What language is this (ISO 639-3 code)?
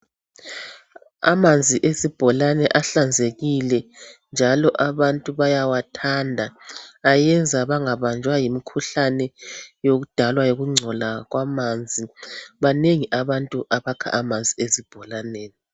nde